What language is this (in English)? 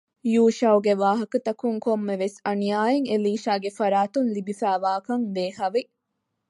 Divehi